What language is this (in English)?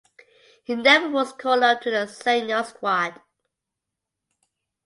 English